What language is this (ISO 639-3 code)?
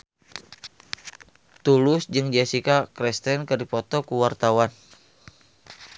sun